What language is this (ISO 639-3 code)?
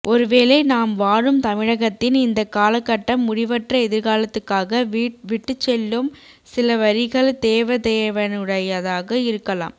tam